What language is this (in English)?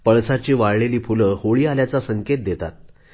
Marathi